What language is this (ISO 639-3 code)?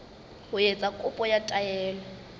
sot